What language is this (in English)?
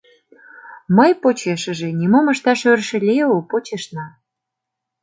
Mari